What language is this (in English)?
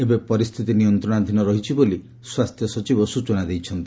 Odia